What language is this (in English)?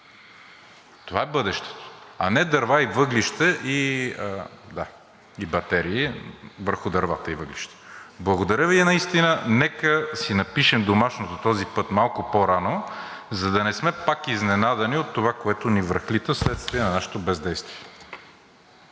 Bulgarian